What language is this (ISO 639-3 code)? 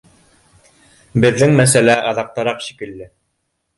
bak